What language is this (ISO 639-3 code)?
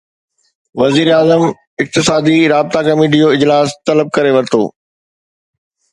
snd